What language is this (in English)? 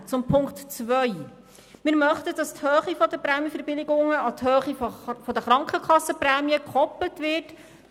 Swiss German